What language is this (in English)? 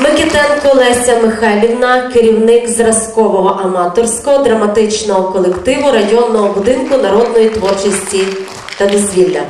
Ukrainian